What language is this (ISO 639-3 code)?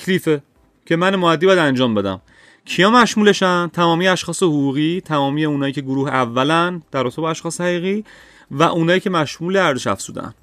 fas